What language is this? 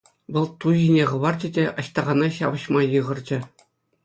Chuvash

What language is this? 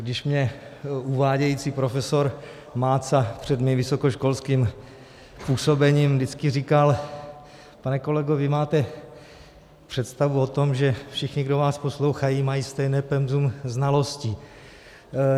Czech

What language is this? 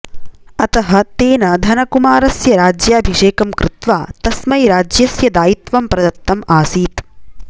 Sanskrit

